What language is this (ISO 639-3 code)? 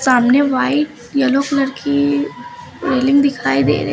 hin